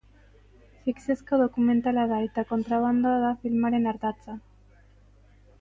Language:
Basque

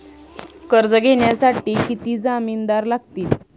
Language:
Marathi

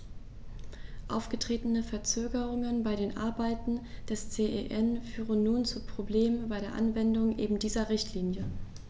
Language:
German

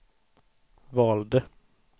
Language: Swedish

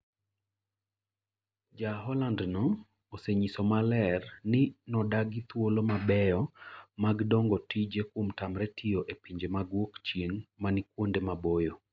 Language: Luo (Kenya and Tanzania)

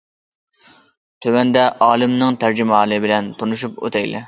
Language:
Uyghur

